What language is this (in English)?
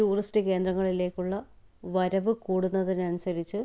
Malayalam